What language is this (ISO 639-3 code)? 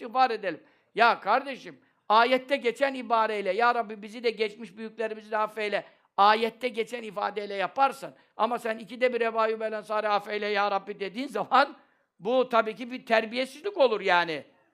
tur